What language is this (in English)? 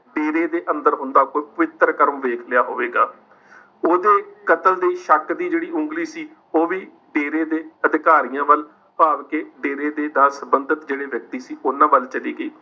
Punjabi